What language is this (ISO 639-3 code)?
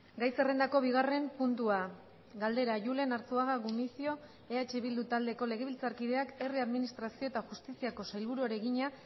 eus